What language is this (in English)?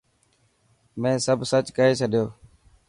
Dhatki